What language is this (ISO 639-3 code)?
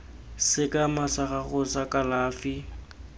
tsn